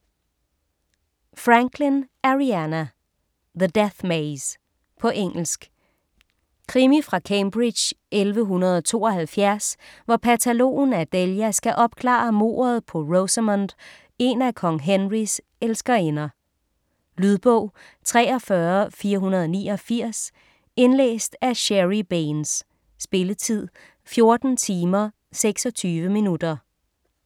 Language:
Danish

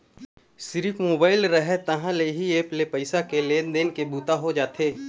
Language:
Chhattisgarhi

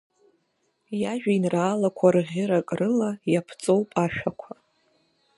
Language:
Abkhazian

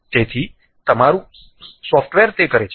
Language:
Gujarati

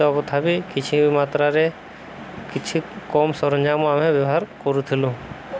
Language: Odia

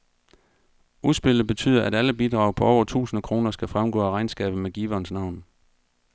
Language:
Danish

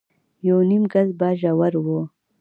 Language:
Pashto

